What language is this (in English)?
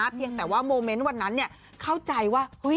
Thai